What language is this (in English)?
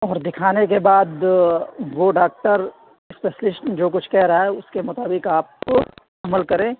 Urdu